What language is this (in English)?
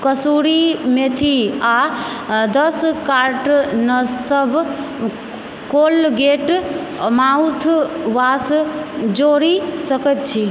Maithili